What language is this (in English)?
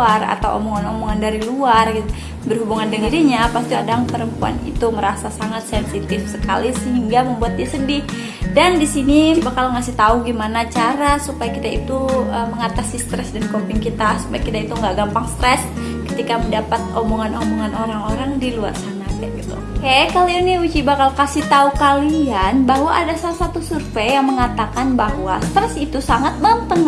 Indonesian